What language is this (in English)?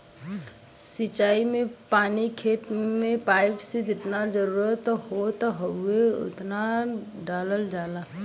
Bhojpuri